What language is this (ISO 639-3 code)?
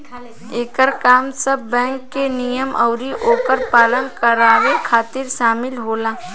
bho